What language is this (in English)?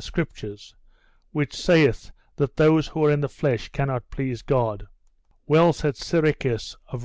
English